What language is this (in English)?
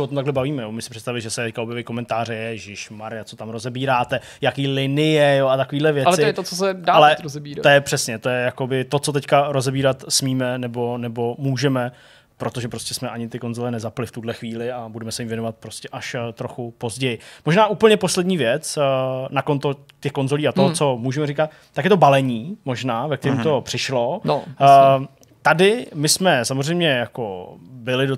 Czech